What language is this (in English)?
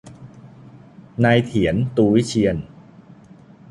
Thai